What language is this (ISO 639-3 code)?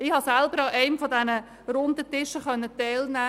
gsw